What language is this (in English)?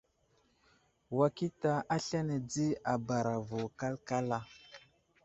Wuzlam